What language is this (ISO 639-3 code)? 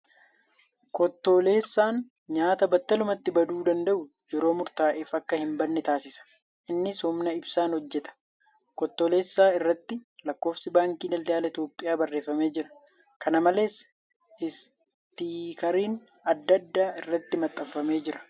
orm